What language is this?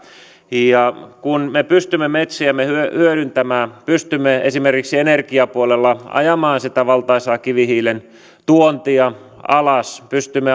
Finnish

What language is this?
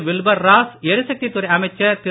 Tamil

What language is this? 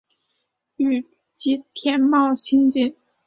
Chinese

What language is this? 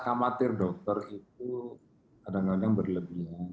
Indonesian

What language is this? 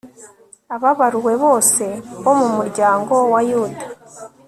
Kinyarwanda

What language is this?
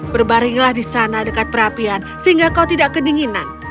Indonesian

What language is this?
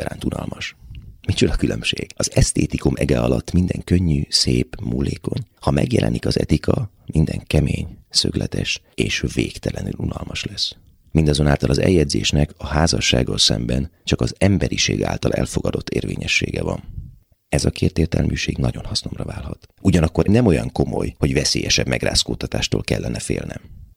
Hungarian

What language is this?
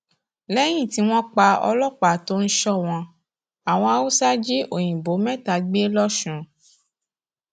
Yoruba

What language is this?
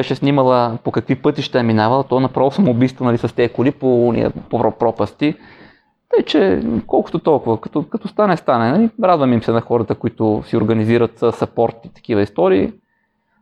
Bulgarian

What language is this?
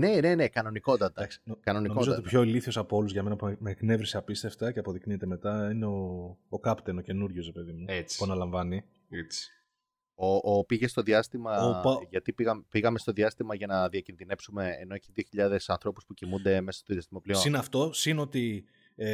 Greek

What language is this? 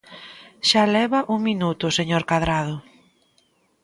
Galician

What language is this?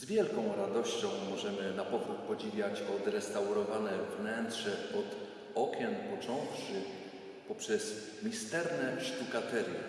Polish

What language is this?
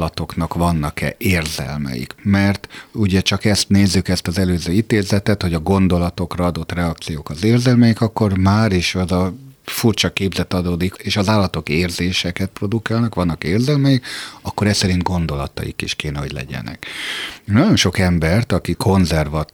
Hungarian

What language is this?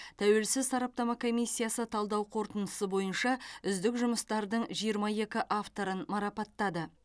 Kazakh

